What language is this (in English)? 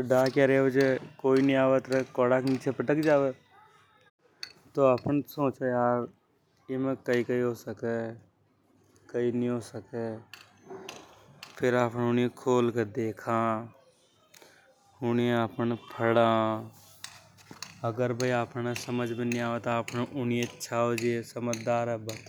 Hadothi